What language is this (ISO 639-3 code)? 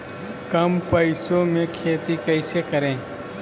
mag